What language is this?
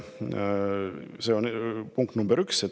Estonian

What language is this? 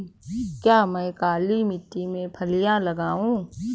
Hindi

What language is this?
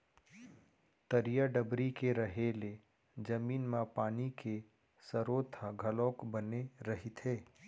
Chhattisgarhi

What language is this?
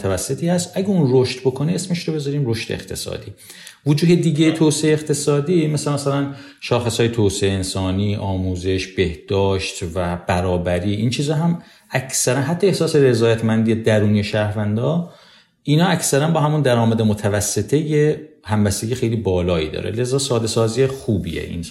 Persian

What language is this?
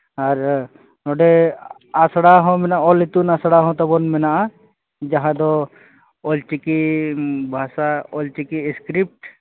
Santali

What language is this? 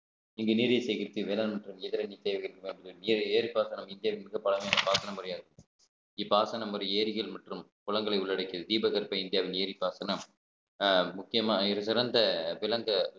Tamil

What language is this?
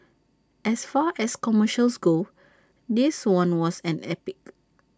English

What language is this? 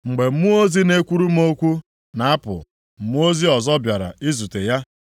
Igbo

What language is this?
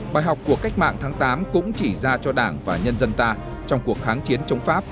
Vietnamese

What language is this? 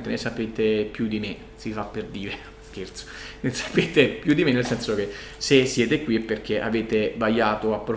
Italian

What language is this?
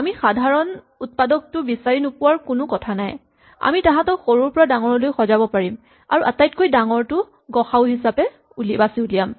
Assamese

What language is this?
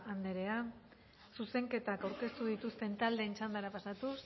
Basque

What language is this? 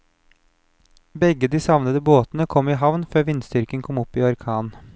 Norwegian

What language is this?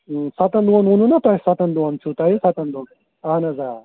Kashmiri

